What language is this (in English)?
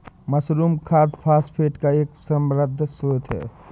Hindi